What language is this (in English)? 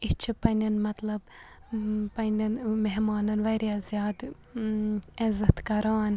Kashmiri